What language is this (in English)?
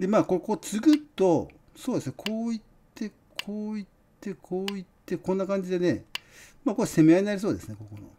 Japanese